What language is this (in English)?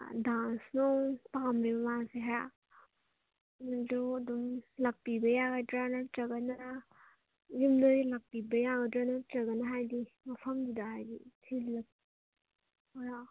Manipuri